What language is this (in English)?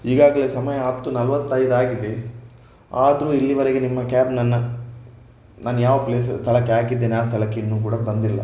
Kannada